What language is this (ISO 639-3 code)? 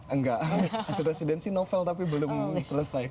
ind